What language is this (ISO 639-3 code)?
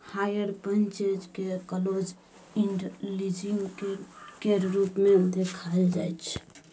mai